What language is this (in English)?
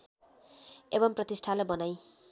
Nepali